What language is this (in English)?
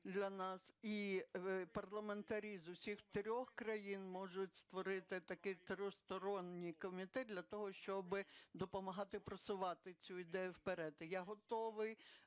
Ukrainian